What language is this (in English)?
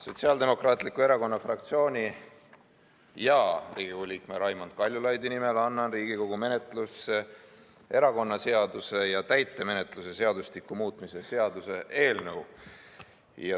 Estonian